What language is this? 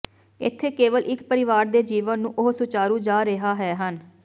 Punjabi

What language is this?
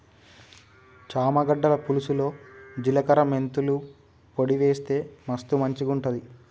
Telugu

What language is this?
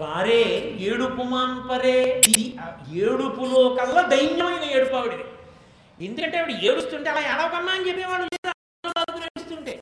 Telugu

